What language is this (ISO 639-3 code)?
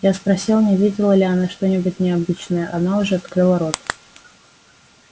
rus